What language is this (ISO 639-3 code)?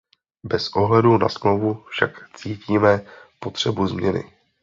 ces